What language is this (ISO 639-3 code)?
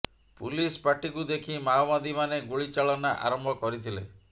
ori